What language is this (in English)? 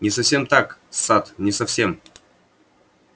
Russian